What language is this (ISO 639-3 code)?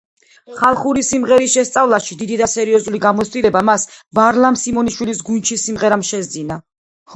kat